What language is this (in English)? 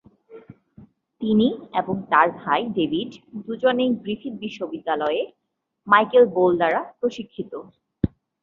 Bangla